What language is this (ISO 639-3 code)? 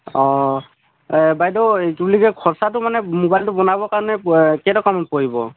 asm